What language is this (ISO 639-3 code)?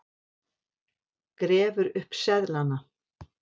isl